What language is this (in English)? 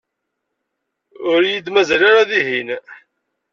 Kabyle